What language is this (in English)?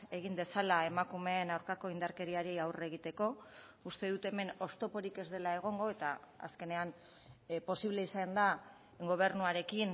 Basque